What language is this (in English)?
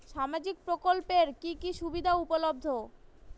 Bangla